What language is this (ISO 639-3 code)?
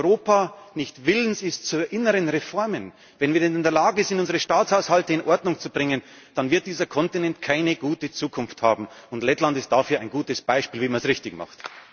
deu